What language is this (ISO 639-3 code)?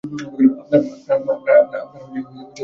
ben